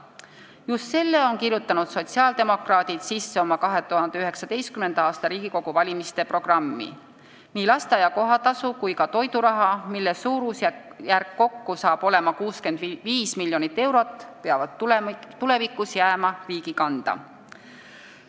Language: Estonian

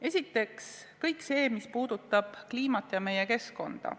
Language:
Estonian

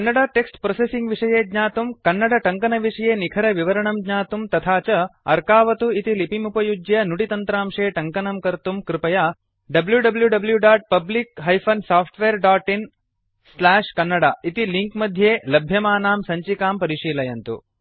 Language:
Sanskrit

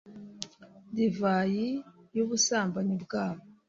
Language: Kinyarwanda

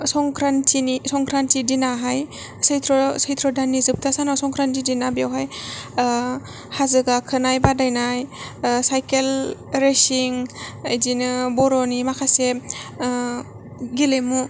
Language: Bodo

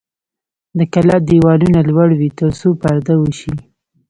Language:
Pashto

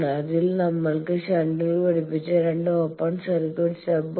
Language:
Malayalam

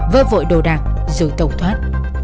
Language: Vietnamese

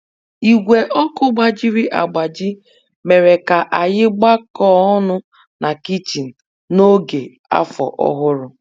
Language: Igbo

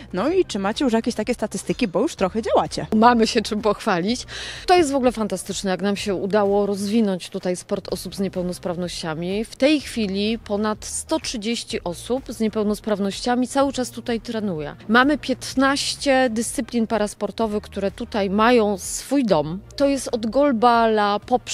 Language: Polish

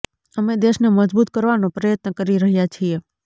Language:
Gujarati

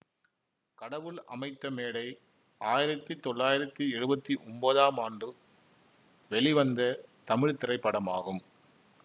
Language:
Tamil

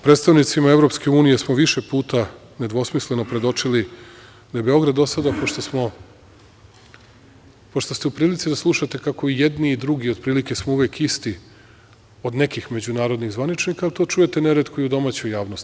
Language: Serbian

